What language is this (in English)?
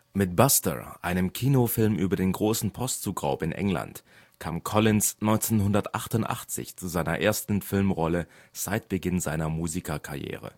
German